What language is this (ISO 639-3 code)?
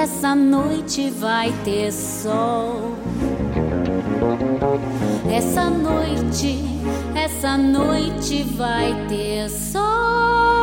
por